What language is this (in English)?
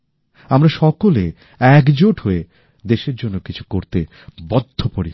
Bangla